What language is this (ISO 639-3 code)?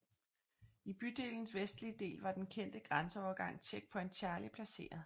dan